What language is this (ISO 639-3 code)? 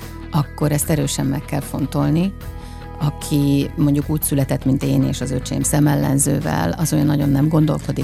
hun